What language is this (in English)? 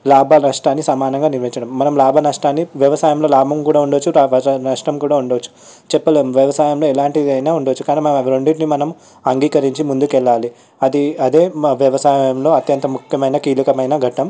Telugu